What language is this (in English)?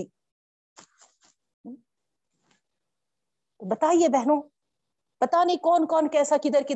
Urdu